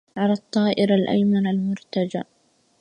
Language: Arabic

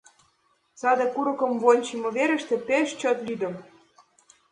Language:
Mari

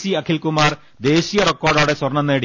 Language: Malayalam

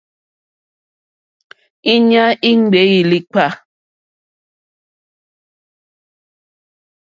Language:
Mokpwe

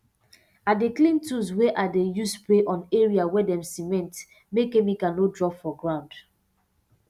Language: Nigerian Pidgin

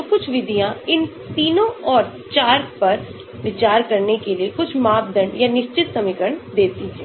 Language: Hindi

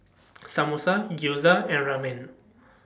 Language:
English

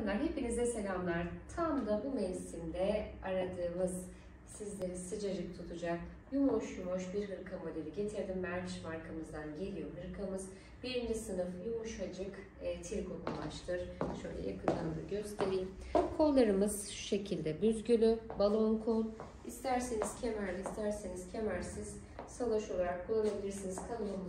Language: Turkish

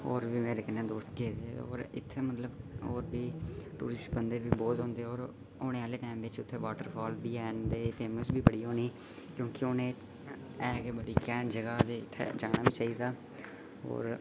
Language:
Dogri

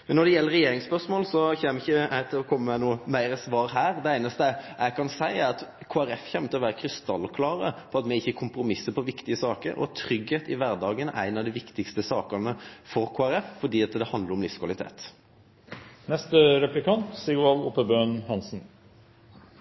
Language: Norwegian Nynorsk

